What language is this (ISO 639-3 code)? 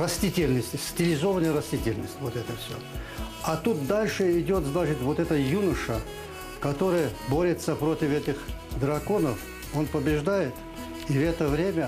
rus